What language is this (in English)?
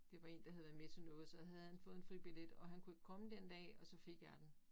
Danish